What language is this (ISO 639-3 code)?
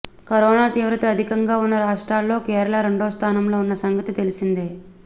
tel